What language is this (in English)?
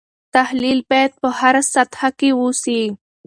Pashto